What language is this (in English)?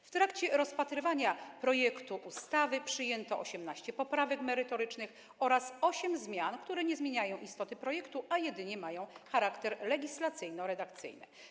Polish